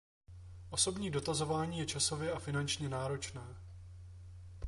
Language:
Czech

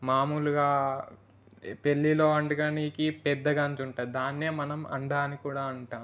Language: Telugu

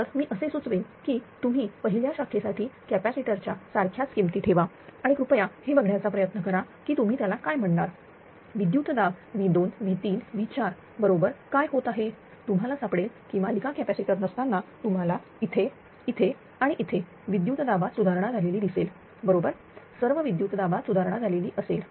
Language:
Marathi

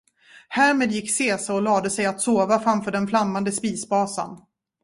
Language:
Swedish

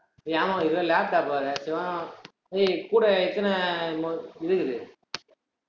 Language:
Tamil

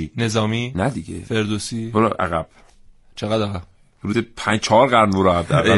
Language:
Persian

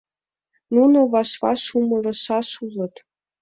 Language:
Mari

